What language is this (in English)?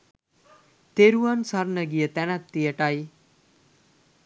Sinhala